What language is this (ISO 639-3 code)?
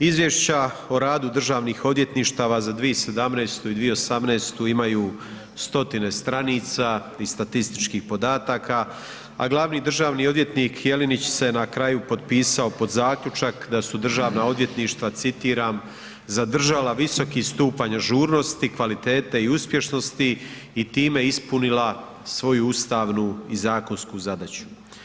hrv